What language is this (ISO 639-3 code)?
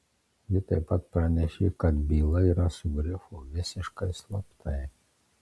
lit